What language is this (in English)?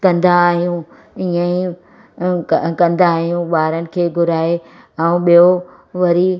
Sindhi